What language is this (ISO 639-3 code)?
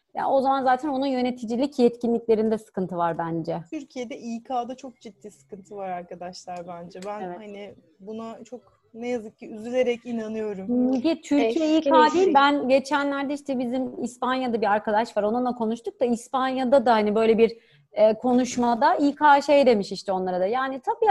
tur